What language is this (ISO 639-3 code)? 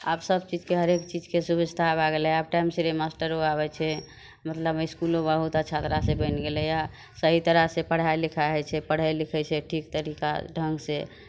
mai